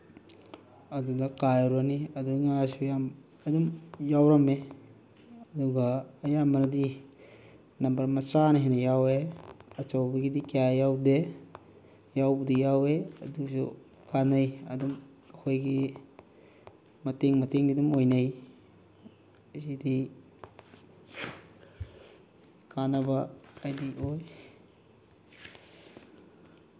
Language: Manipuri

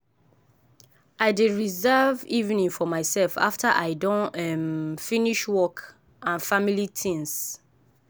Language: Nigerian Pidgin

